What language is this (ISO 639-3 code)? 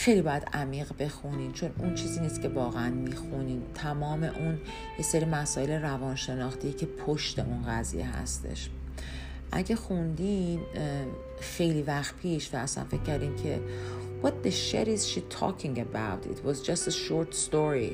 fas